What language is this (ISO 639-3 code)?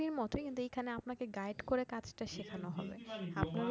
ben